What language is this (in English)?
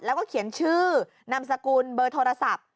Thai